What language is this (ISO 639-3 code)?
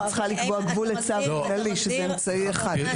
heb